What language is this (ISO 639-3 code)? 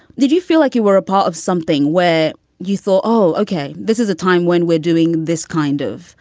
eng